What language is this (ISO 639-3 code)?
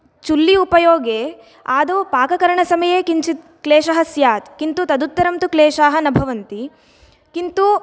san